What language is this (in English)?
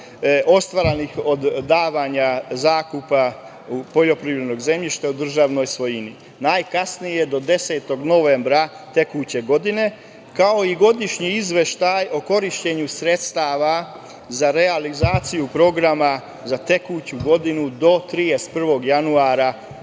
Serbian